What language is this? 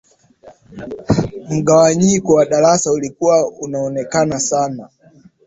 Swahili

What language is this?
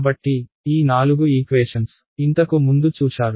Telugu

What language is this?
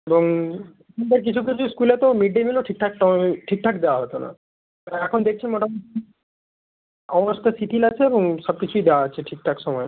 Bangla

